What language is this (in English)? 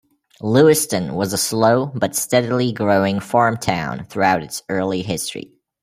English